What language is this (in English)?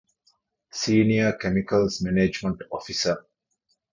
Divehi